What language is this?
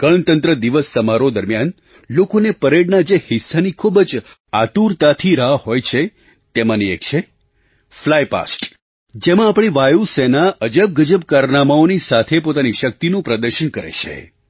Gujarati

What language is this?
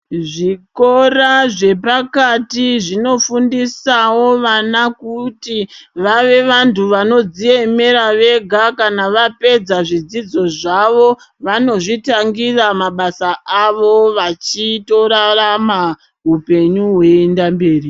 Ndau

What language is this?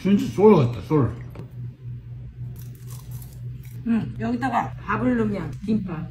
Korean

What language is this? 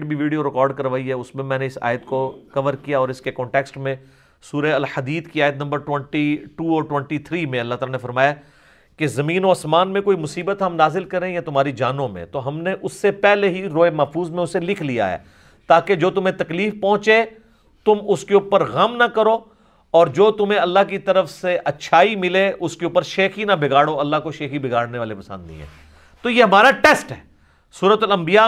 Urdu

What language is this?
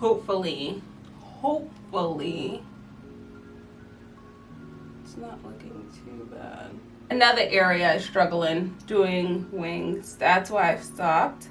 English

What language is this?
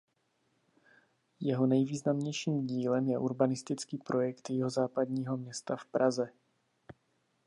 Czech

